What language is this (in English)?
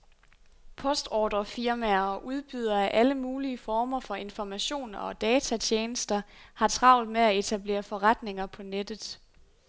Danish